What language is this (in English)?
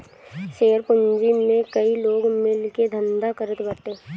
Bhojpuri